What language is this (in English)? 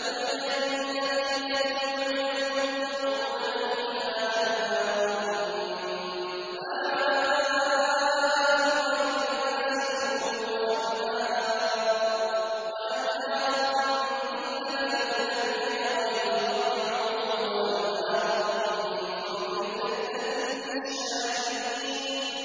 Arabic